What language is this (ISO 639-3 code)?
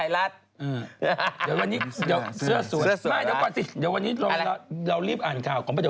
tha